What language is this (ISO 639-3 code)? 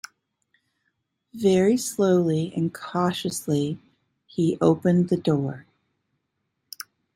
eng